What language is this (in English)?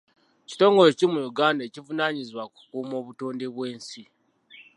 Ganda